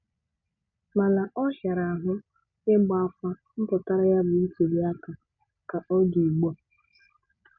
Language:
Igbo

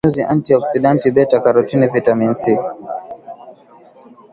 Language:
Swahili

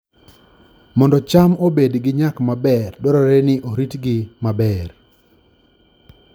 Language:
Luo (Kenya and Tanzania)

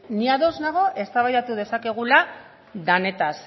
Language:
Basque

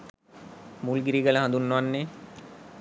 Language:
Sinhala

